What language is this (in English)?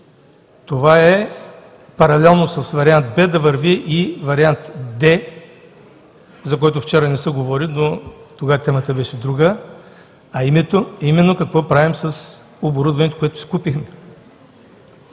Bulgarian